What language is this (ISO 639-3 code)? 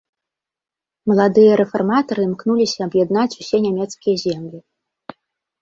bel